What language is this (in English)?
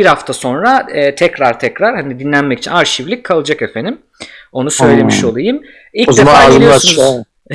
Turkish